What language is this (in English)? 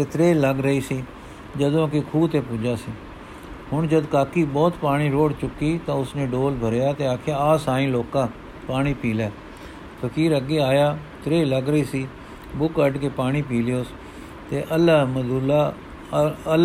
Punjabi